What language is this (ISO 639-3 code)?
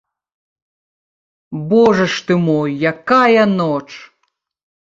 bel